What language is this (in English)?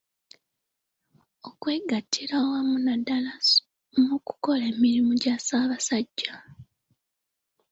Ganda